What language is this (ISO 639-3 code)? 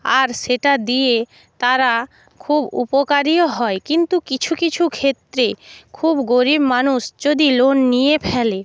ben